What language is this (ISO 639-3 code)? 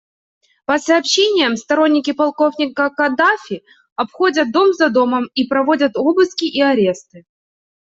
rus